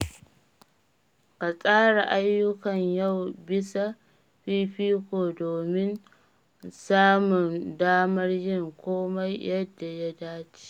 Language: Hausa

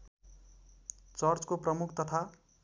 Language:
Nepali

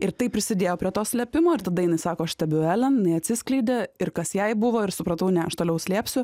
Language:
Lithuanian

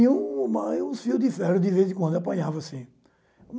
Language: Portuguese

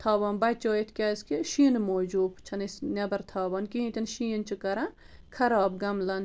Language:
Kashmiri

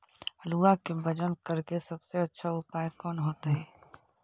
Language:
Magahi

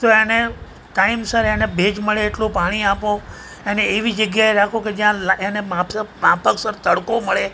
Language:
Gujarati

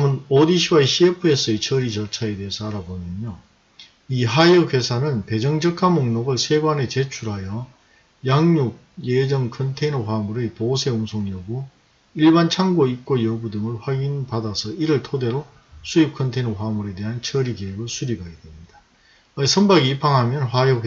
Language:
Korean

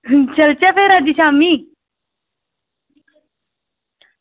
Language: Dogri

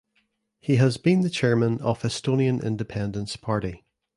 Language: English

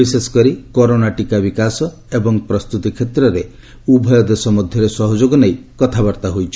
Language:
Odia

